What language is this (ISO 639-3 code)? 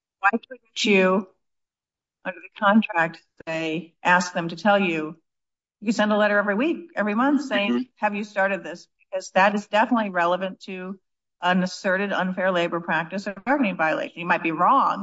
eng